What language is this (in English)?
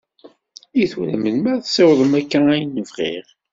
Kabyle